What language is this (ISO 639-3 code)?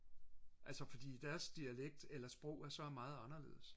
dan